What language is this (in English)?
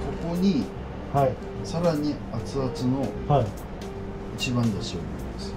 Japanese